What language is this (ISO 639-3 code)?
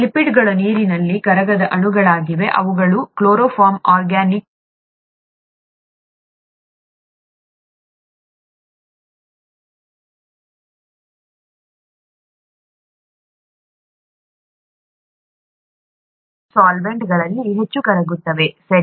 kan